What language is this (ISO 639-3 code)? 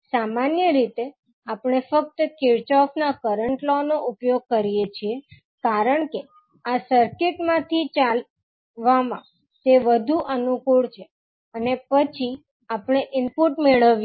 guj